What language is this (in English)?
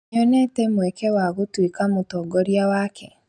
Kikuyu